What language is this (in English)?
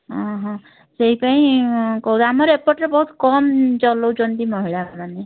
Odia